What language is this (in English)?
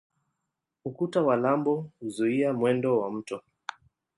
Swahili